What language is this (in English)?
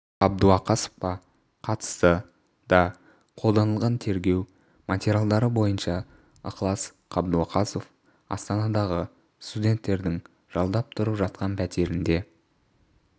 Kazakh